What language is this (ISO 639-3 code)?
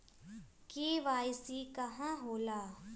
mag